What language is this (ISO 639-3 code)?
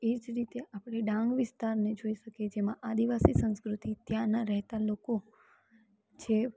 guj